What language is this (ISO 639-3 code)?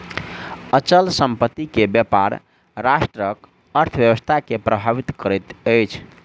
mai